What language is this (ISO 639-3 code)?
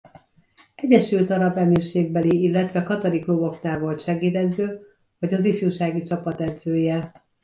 hun